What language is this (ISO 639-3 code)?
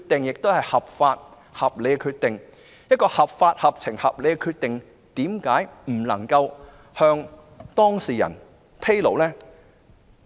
yue